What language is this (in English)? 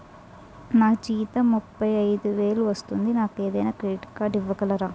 Telugu